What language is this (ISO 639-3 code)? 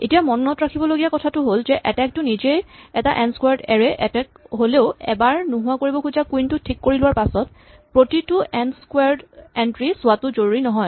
asm